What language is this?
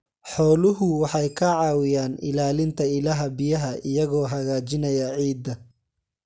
Somali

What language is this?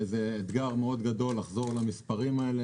Hebrew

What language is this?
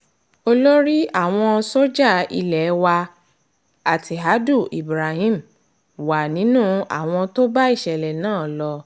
Yoruba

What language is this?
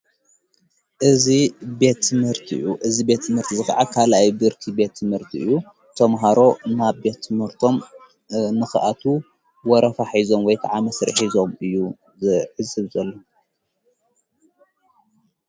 Tigrinya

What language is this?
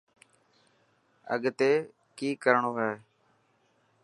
Dhatki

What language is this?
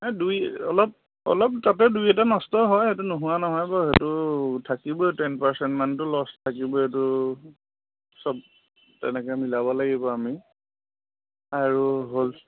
Assamese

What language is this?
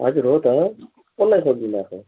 Nepali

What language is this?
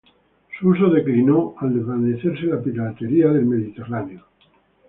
Spanish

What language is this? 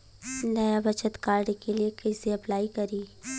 Bhojpuri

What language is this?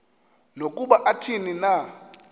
Xhosa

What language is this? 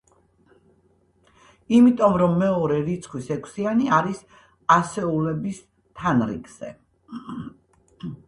Georgian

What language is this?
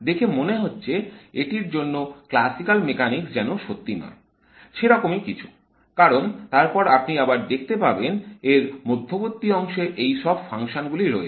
Bangla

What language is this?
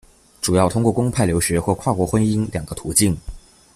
Chinese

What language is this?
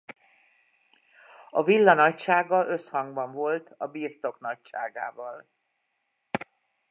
Hungarian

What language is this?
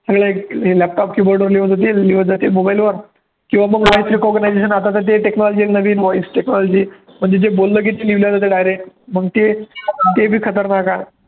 Marathi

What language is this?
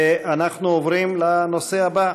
Hebrew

